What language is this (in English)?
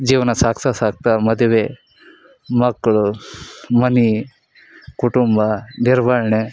Kannada